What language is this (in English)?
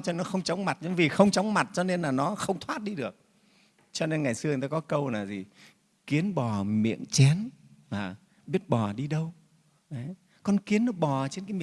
Vietnamese